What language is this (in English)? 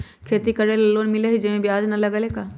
Magahi